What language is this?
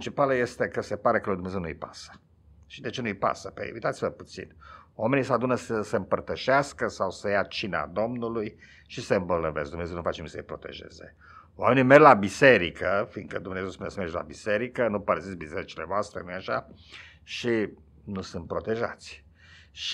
Romanian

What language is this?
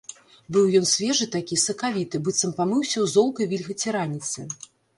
Belarusian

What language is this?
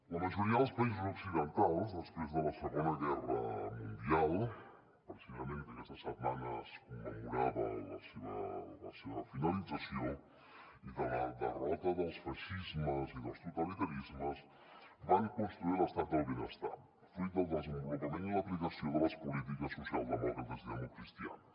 Catalan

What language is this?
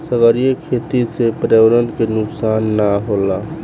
Bhojpuri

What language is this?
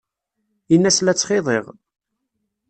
Kabyle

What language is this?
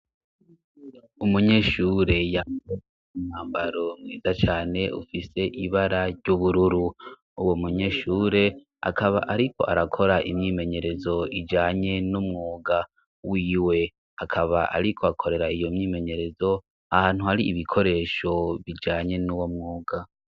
Rundi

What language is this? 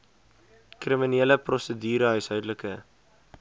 Afrikaans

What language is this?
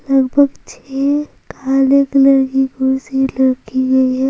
Hindi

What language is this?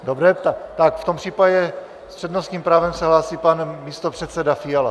Czech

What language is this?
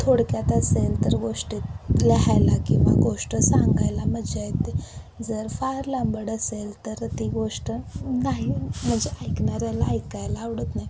Marathi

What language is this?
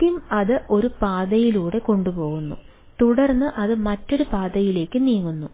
Malayalam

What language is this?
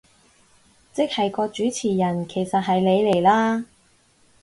Cantonese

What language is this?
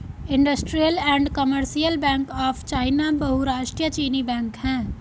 Hindi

